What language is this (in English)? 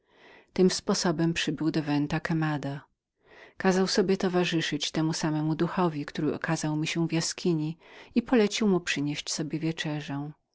Polish